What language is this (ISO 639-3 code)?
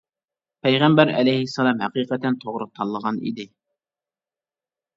uig